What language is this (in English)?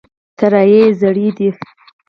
Pashto